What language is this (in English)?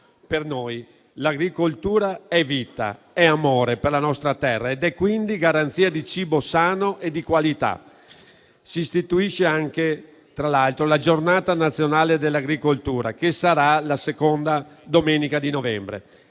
Italian